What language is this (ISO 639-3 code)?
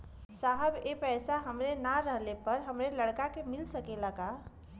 bho